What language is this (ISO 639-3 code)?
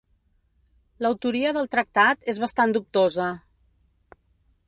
cat